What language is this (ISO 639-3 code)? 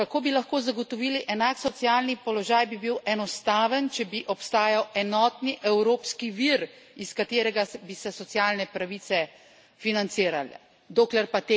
slv